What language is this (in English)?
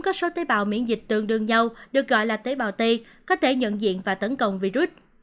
Vietnamese